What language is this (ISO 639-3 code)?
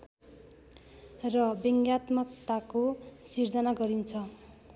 nep